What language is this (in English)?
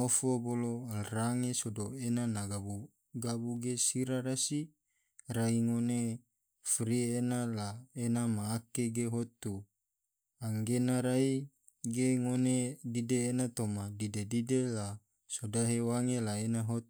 Tidore